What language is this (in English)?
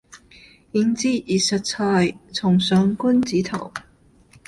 Cantonese